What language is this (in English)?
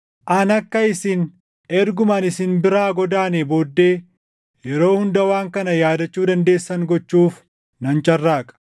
Oromo